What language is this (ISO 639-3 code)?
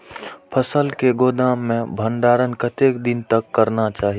mai